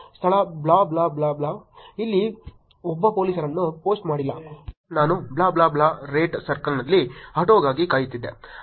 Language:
Kannada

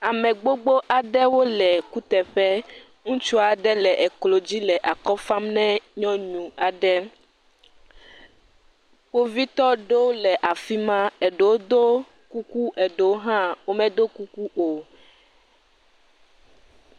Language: Ewe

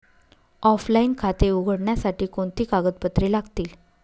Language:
Marathi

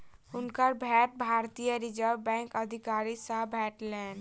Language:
Maithili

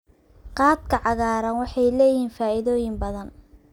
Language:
Somali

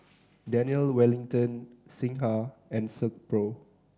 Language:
English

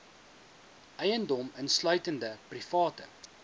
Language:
Afrikaans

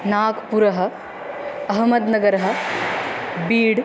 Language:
Sanskrit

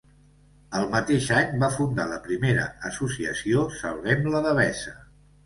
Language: Catalan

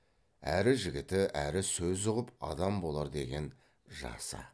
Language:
Kazakh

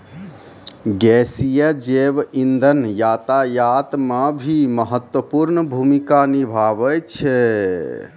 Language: Maithili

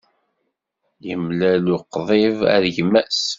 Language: Kabyle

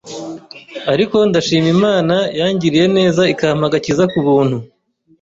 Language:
Kinyarwanda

